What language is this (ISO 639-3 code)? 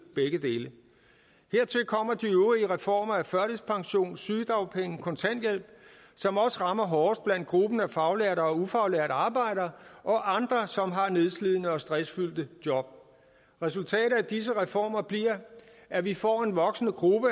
dan